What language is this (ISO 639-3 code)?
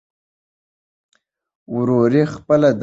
pus